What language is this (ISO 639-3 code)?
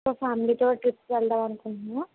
tel